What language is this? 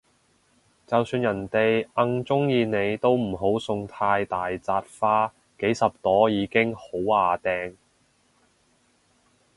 Cantonese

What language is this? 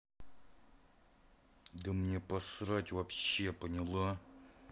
Russian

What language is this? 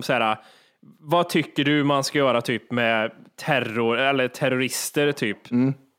Swedish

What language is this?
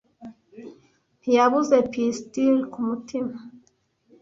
Kinyarwanda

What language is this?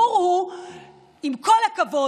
Hebrew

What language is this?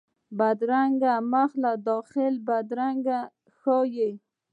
Pashto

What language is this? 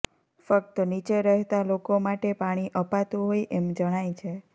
Gujarati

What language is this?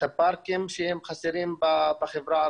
Hebrew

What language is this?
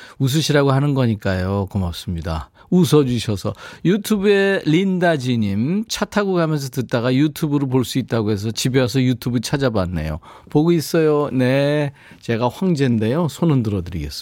Korean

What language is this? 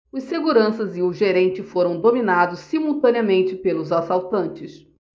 Portuguese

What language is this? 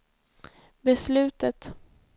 Swedish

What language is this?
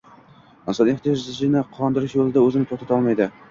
Uzbek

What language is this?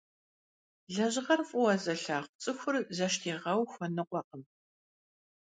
Kabardian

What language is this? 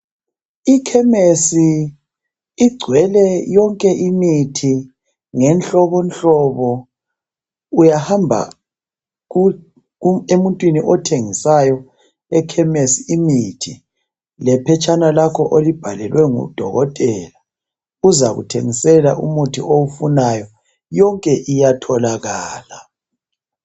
North Ndebele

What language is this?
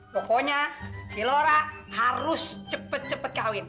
Indonesian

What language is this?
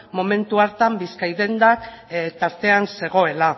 Basque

